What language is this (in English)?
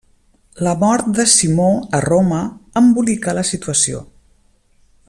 Catalan